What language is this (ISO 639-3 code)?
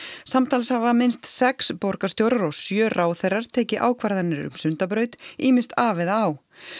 isl